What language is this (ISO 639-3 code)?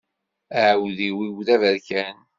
kab